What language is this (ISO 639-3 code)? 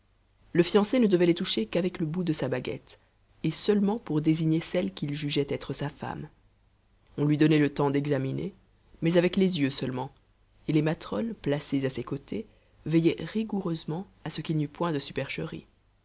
fra